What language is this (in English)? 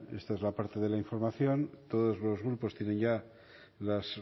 Spanish